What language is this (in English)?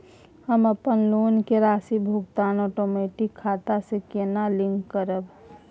Maithili